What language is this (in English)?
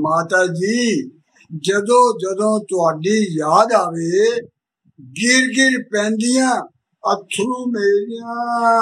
Punjabi